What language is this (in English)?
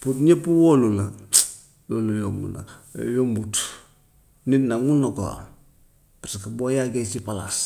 Gambian Wolof